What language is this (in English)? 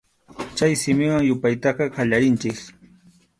Arequipa-La Unión Quechua